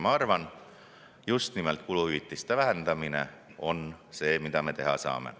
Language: Estonian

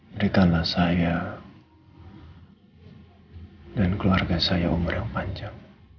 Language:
Indonesian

